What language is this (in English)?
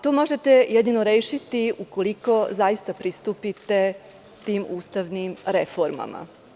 Serbian